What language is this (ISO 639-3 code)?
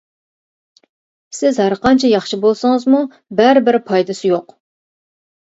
uig